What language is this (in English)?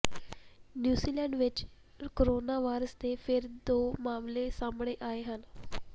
Punjabi